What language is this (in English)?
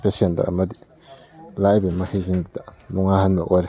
Manipuri